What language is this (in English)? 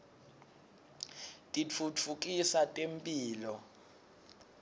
Swati